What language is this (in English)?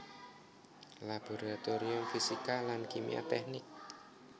Javanese